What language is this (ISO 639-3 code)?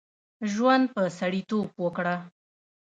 pus